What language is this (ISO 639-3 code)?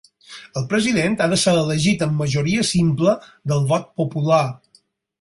cat